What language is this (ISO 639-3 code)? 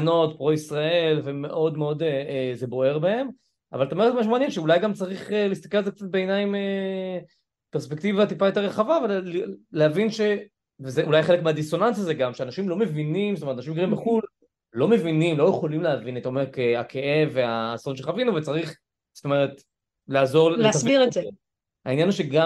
heb